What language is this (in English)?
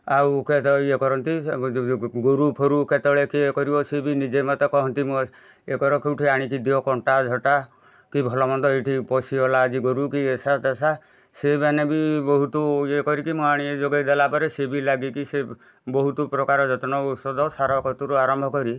Odia